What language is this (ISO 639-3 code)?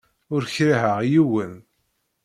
kab